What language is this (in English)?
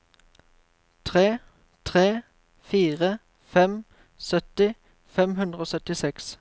Norwegian